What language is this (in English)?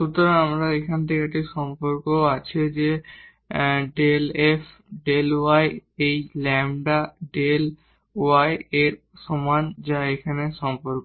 Bangla